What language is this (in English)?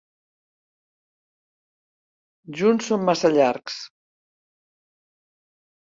Catalan